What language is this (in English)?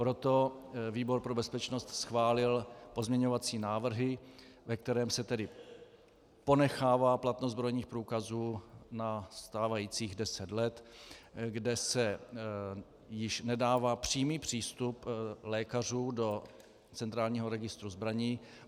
Czech